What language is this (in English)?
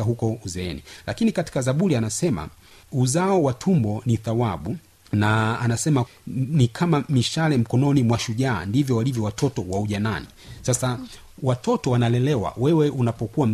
Swahili